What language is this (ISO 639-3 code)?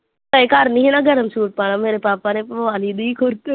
pan